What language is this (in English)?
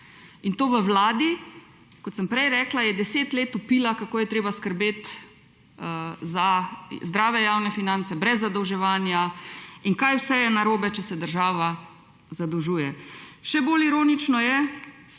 Slovenian